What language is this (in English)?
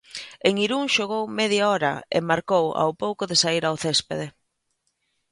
Galician